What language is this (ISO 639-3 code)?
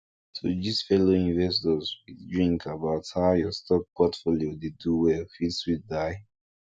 pcm